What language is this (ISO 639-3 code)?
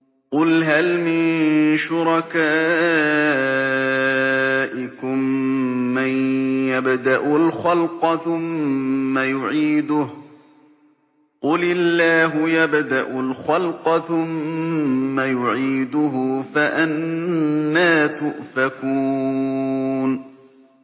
ara